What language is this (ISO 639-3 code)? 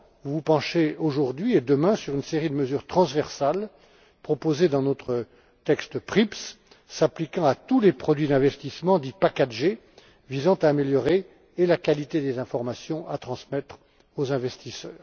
fra